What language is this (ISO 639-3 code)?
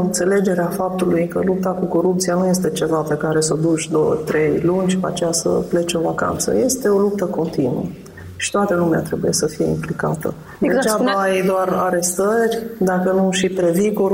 ron